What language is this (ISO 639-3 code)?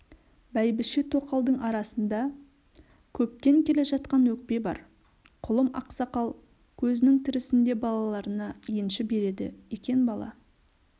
kaz